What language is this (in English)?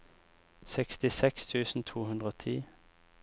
Norwegian